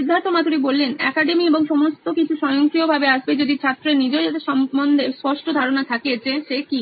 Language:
Bangla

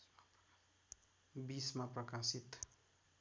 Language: Nepali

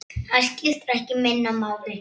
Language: Icelandic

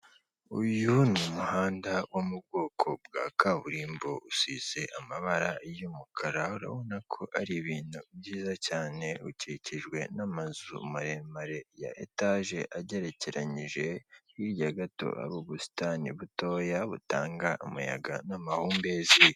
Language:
Kinyarwanda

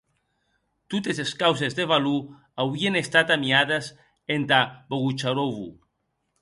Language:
Occitan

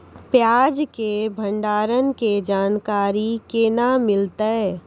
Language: Maithili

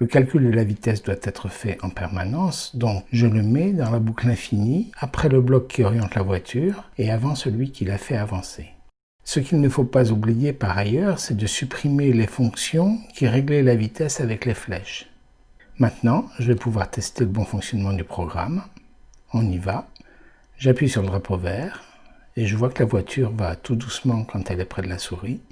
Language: French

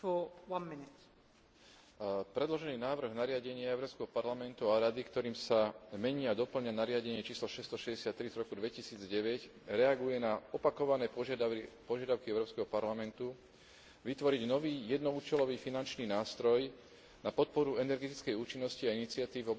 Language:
Slovak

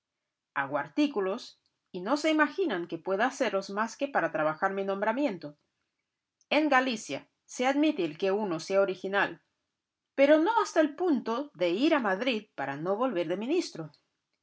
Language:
Spanish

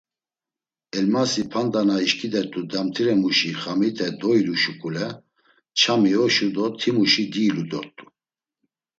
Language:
Laz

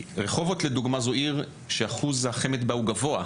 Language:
Hebrew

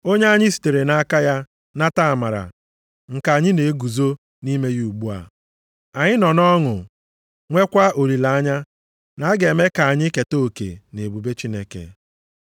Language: Igbo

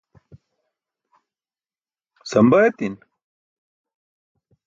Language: Burushaski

